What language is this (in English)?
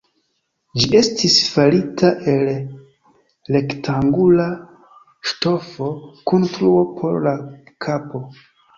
Esperanto